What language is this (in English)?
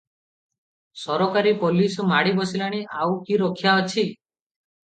Odia